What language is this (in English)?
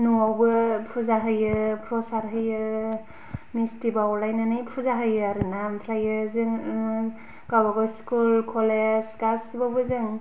Bodo